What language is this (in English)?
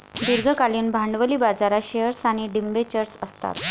Marathi